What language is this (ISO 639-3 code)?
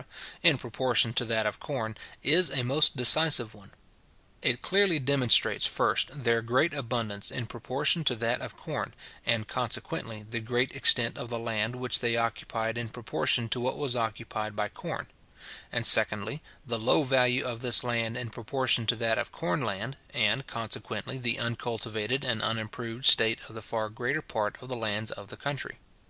eng